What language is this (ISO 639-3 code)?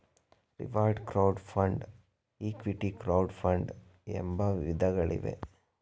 kan